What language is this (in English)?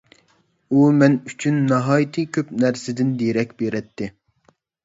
Uyghur